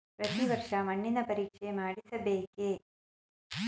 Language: Kannada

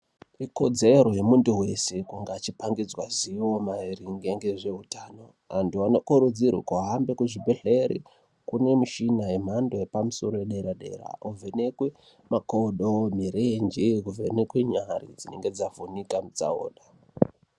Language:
Ndau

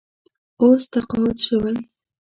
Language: Pashto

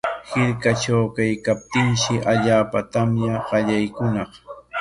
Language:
Corongo Ancash Quechua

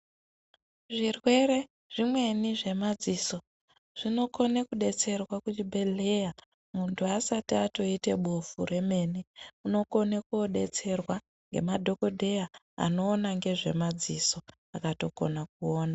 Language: Ndau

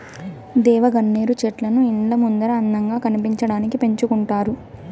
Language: Telugu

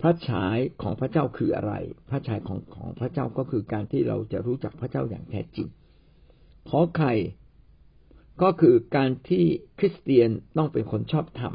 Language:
Thai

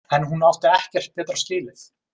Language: Icelandic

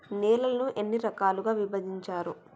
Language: Telugu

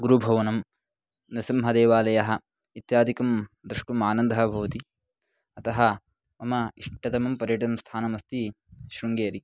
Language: Sanskrit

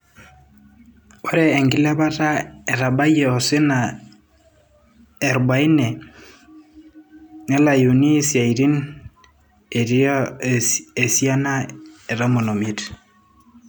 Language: Masai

